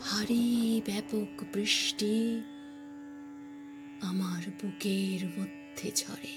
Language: Bangla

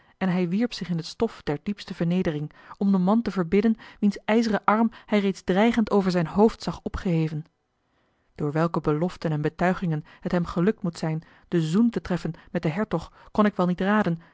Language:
Dutch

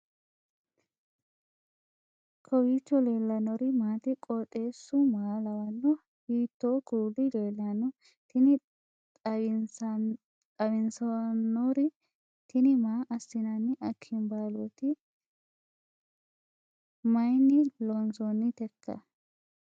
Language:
Sidamo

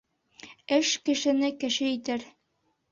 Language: Bashkir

